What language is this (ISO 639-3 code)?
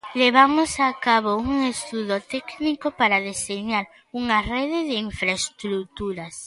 glg